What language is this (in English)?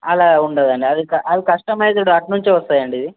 Telugu